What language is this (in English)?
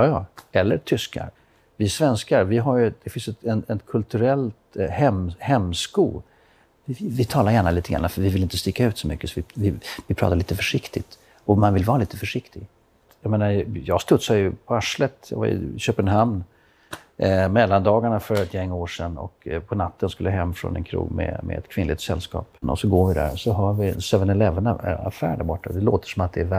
Swedish